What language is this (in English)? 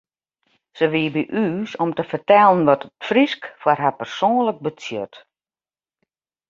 Western Frisian